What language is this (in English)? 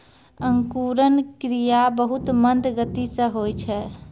Maithili